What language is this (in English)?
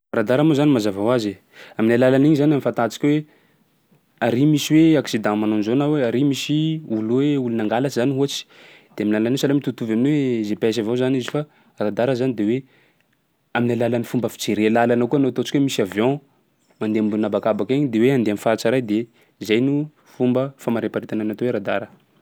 Sakalava Malagasy